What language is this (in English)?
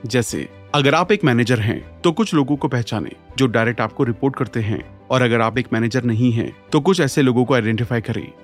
Hindi